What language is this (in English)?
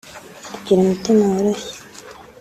Kinyarwanda